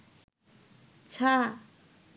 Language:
Bangla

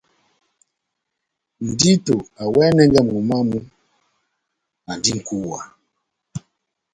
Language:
Batanga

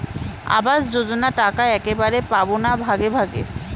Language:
Bangla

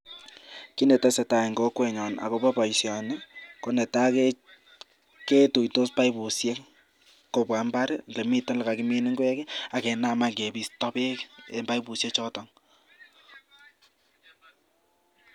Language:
Kalenjin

